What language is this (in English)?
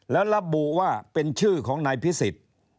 Thai